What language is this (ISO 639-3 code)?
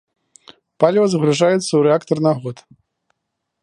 bel